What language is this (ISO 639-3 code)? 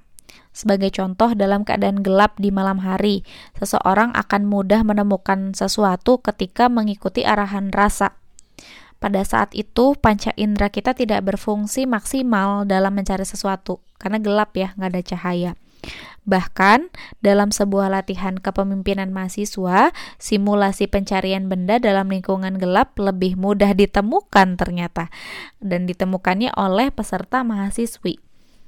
ind